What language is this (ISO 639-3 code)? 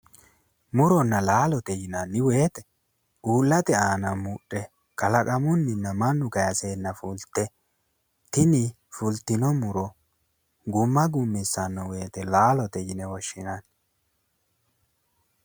sid